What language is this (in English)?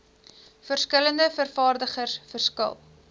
Afrikaans